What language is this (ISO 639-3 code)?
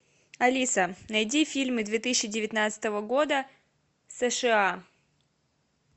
rus